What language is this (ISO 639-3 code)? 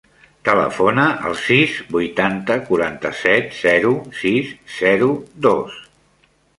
cat